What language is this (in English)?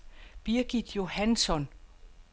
Danish